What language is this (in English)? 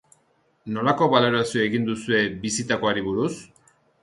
Basque